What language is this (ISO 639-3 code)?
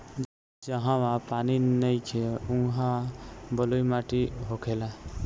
bho